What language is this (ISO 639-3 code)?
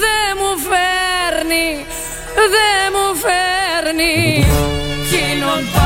ell